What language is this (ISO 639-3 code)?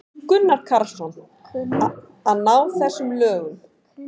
isl